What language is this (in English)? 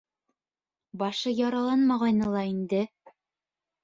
Bashkir